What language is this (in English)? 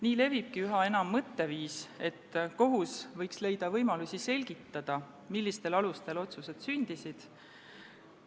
Estonian